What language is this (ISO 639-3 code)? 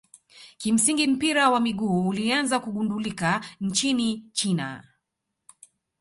swa